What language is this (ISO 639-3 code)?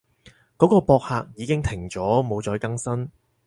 yue